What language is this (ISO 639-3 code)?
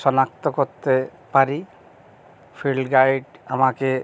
ben